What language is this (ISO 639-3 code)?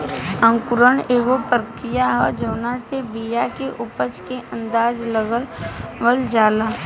bho